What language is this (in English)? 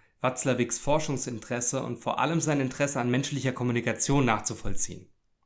German